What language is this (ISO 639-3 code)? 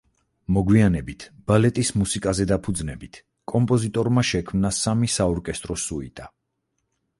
kat